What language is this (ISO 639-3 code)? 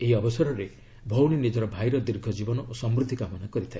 ori